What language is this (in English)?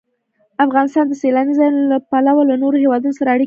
Pashto